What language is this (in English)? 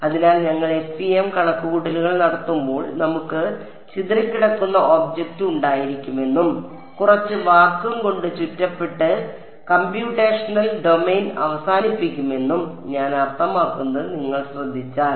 Malayalam